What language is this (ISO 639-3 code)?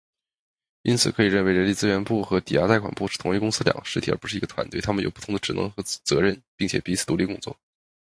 zho